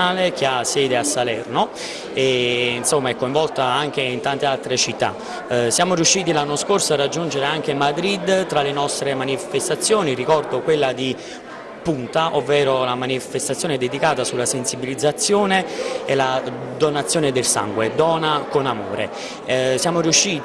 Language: Italian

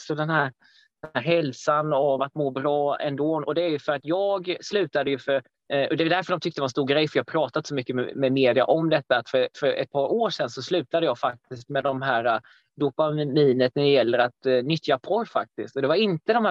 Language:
Swedish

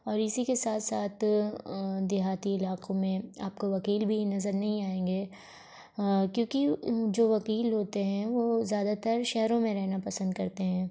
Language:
Urdu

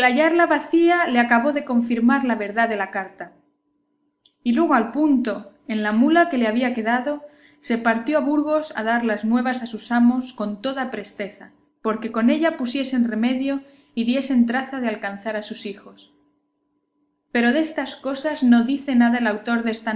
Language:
Spanish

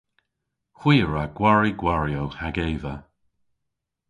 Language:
Cornish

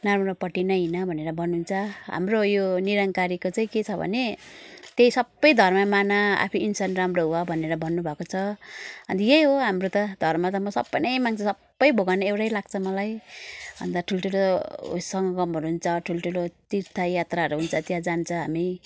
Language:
Nepali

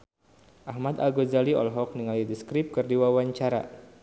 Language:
Sundanese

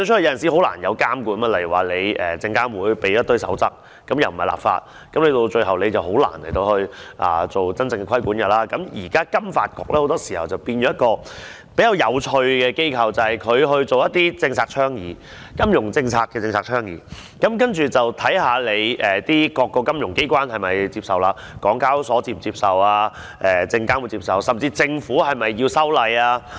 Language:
Cantonese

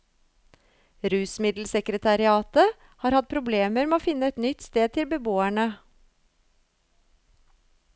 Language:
Norwegian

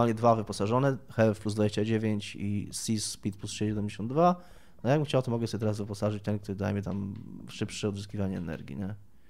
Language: Polish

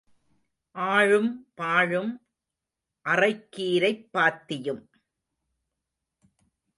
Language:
Tamil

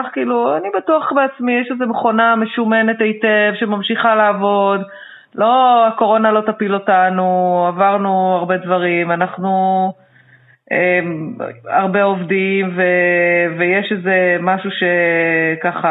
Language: Hebrew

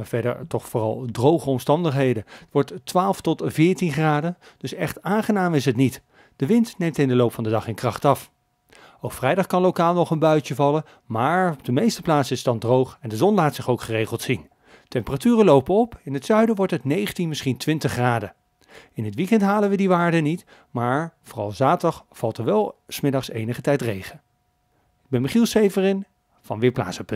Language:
Dutch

